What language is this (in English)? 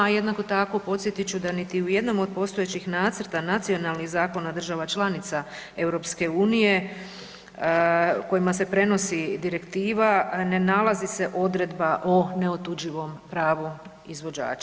Croatian